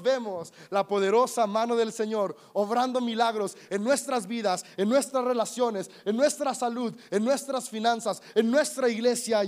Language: Spanish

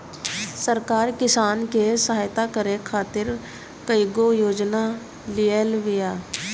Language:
Bhojpuri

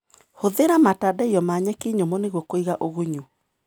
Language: Kikuyu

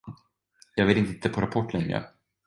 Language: Swedish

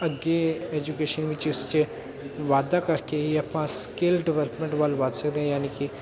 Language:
Punjabi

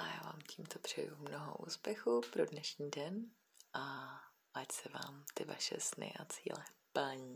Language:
Czech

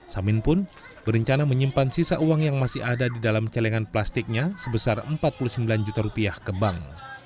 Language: Indonesian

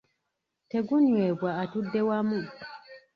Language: Ganda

